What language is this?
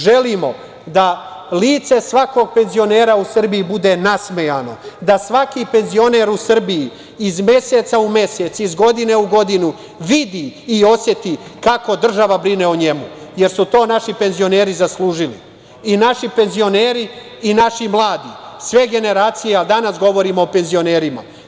Serbian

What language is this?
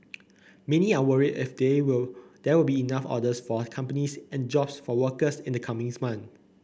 English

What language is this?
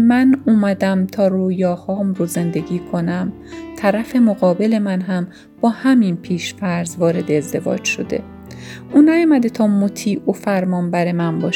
Persian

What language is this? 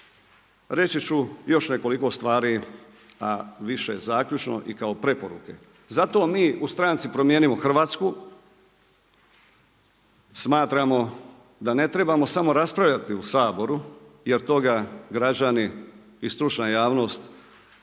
Croatian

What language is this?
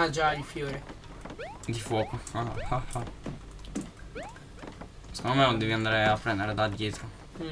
Italian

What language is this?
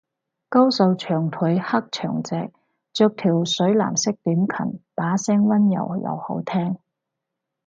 Cantonese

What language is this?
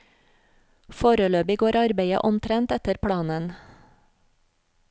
Norwegian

